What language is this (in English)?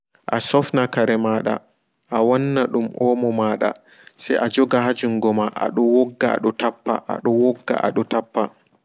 Fula